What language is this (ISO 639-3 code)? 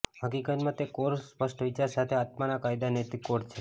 guj